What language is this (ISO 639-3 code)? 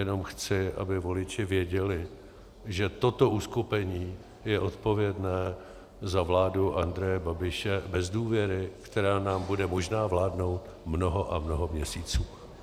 ces